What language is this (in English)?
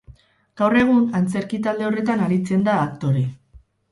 Basque